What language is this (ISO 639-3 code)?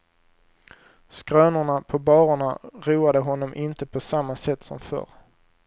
swe